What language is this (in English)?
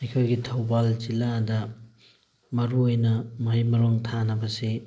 Manipuri